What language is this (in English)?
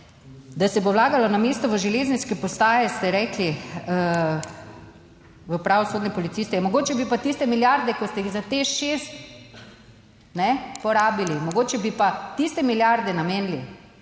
Slovenian